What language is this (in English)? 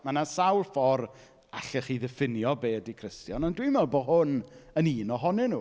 Welsh